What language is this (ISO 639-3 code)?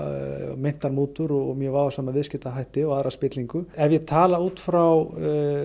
isl